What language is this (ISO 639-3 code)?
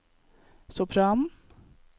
nor